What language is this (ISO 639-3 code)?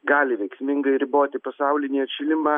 lit